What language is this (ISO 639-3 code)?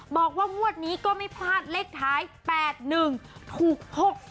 tha